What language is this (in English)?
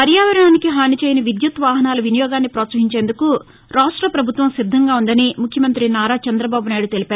Telugu